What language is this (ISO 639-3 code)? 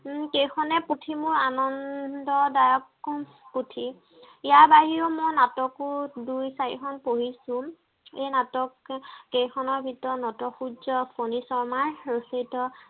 asm